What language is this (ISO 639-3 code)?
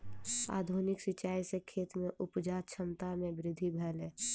mai